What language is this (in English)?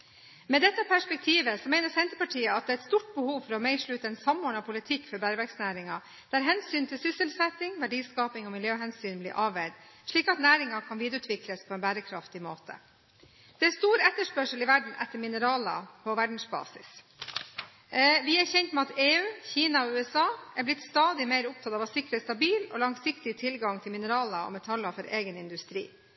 Norwegian Bokmål